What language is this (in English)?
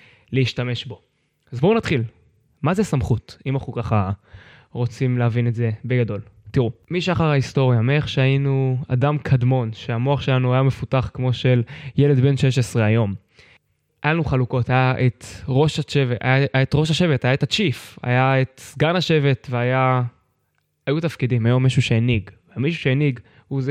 Hebrew